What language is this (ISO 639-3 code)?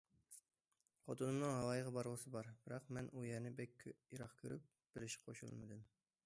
uig